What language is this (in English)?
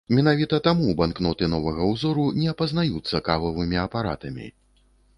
Belarusian